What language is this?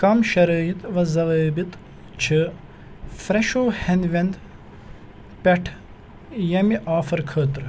Kashmiri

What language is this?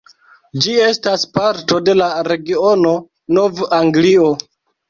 Esperanto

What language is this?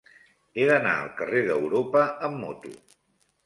Catalan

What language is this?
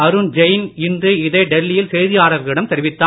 Tamil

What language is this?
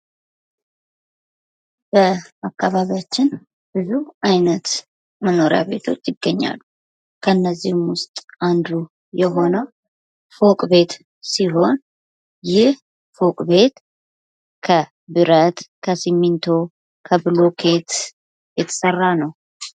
Amharic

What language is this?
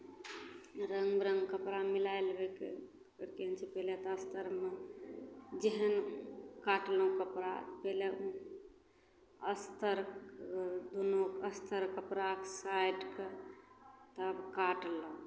Maithili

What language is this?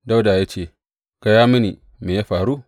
Hausa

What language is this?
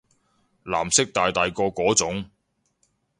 Cantonese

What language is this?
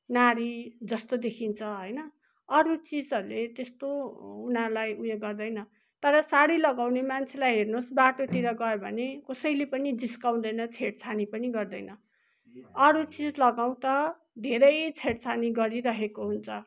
Nepali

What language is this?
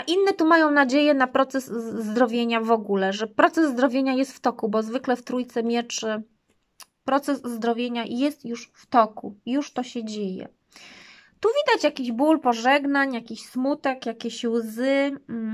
Polish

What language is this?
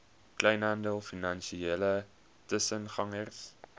Afrikaans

